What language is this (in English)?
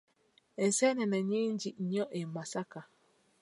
Ganda